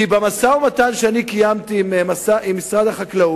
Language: Hebrew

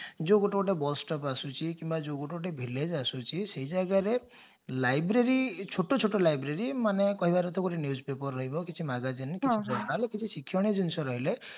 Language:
Odia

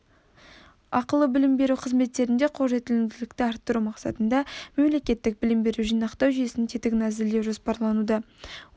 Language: Kazakh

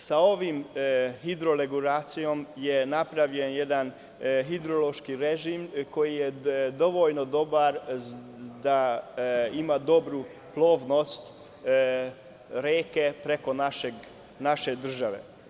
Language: Serbian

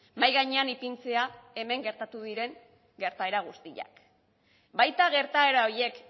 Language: Basque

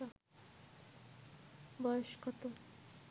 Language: Bangla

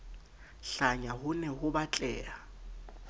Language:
Southern Sotho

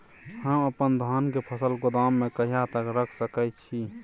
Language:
Maithili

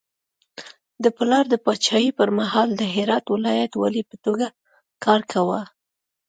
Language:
Pashto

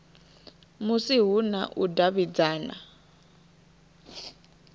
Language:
Venda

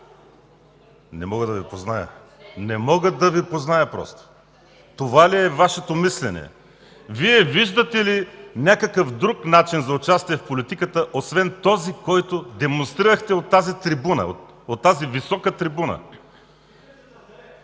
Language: Bulgarian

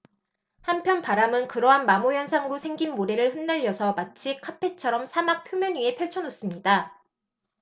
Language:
Korean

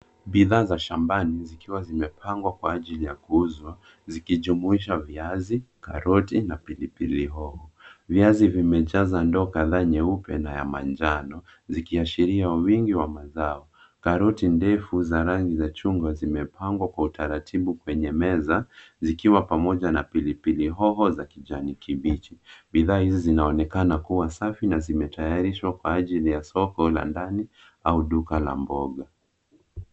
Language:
Swahili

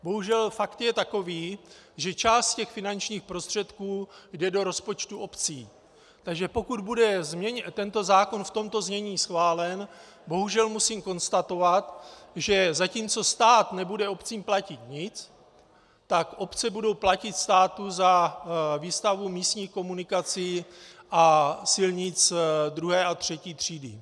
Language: Czech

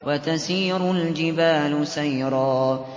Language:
Arabic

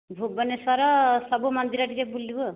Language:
Odia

